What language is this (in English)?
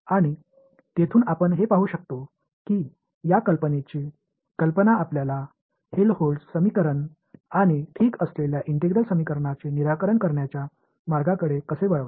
Marathi